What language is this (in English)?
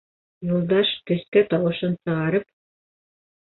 Bashkir